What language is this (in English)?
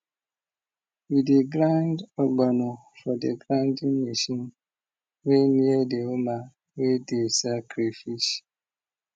Nigerian Pidgin